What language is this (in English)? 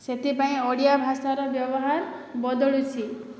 Odia